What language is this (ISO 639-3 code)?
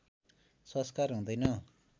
nep